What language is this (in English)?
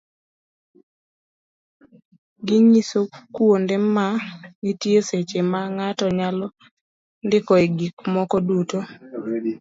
Luo (Kenya and Tanzania)